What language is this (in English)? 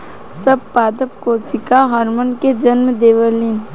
Bhojpuri